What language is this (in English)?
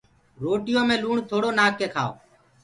Gurgula